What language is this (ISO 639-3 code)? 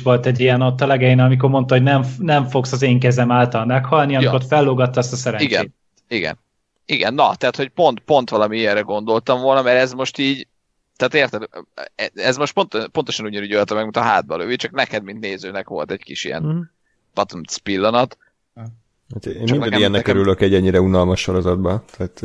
hun